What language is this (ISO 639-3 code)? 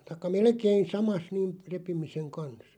fin